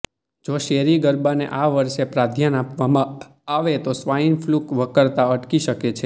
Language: Gujarati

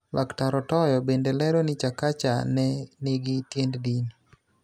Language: Luo (Kenya and Tanzania)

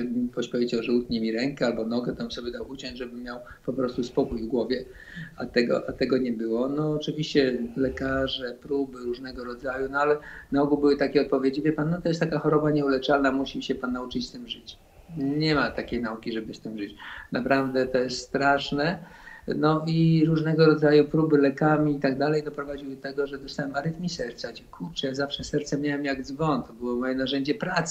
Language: Polish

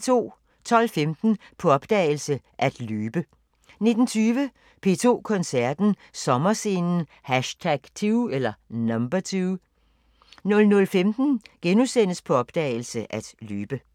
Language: Danish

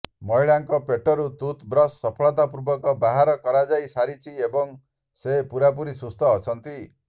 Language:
Odia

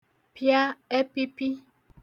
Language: Igbo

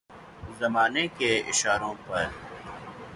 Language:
Urdu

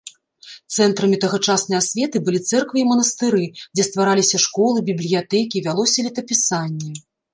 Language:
Belarusian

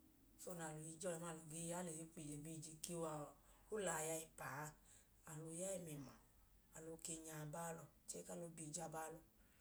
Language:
Idoma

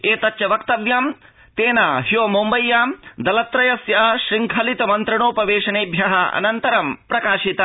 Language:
Sanskrit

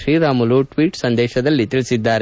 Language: Kannada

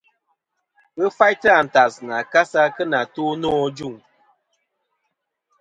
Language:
Kom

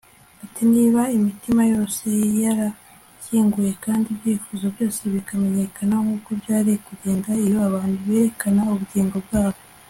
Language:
Kinyarwanda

